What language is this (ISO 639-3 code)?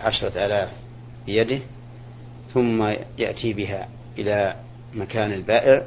ara